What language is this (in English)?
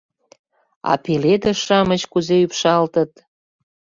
Mari